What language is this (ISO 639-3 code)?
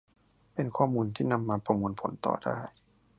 tha